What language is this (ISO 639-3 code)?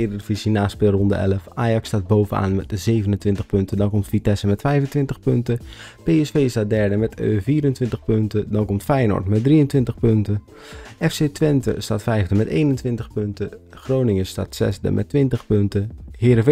nld